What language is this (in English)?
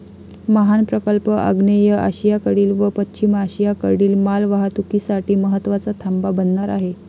Marathi